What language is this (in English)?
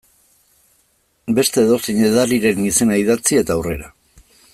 Basque